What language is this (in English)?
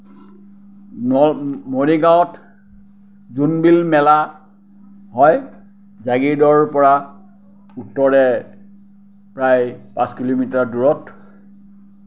Assamese